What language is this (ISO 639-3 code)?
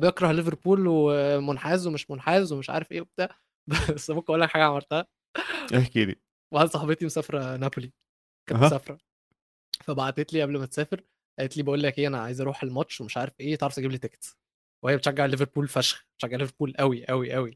ara